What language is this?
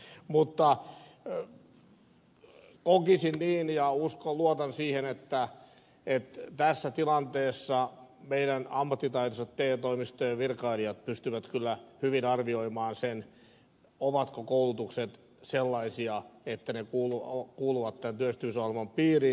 Finnish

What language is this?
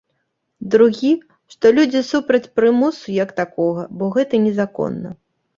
Belarusian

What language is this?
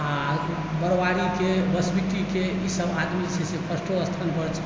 Maithili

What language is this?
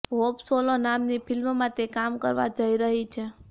Gujarati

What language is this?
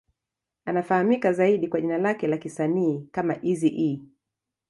Swahili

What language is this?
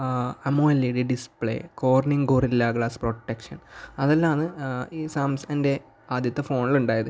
Malayalam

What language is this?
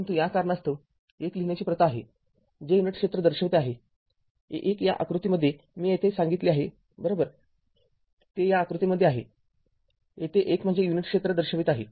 Marathi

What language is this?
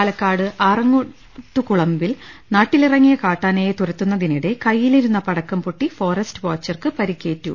Malayalam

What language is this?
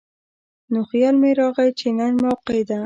Pashto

